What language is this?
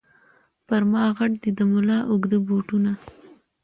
Pashto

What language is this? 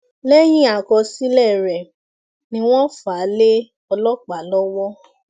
Yoruba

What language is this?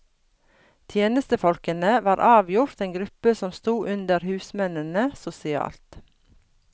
Norwegian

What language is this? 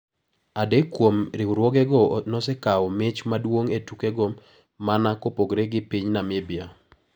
Luo (Kenya and Tanzania)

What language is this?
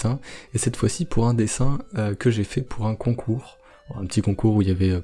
French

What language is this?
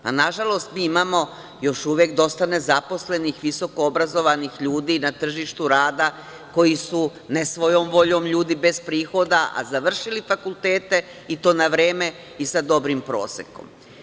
Serbian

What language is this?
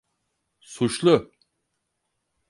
Turkish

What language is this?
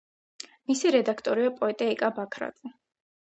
Georgian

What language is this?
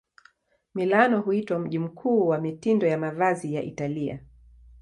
Swahili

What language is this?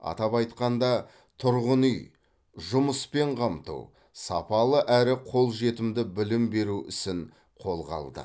Kazakh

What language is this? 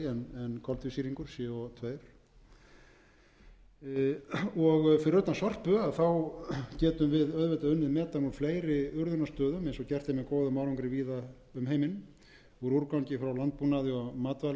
Icelandic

